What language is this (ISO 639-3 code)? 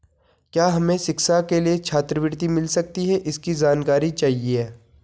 hin